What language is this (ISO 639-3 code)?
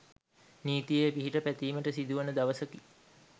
sin